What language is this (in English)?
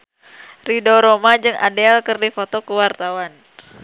Sundanese